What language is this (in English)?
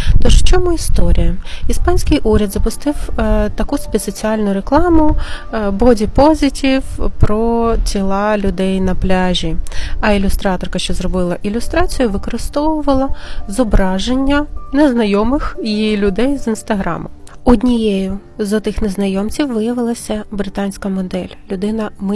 Ukrainian